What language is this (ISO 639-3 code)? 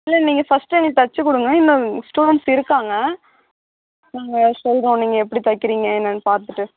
tam